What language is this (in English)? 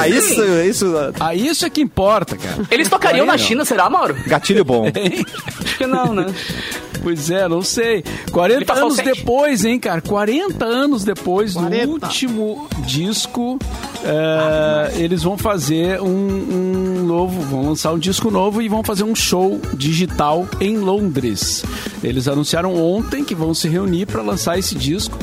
Portuguese